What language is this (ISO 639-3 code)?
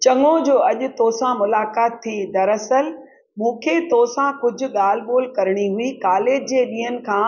snd